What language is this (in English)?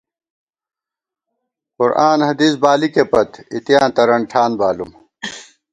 Gawar-Bati